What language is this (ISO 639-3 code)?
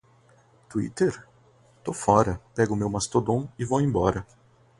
por